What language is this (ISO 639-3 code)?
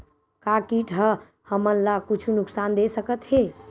hne